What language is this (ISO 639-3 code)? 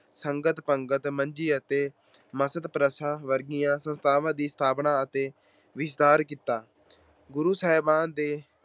pan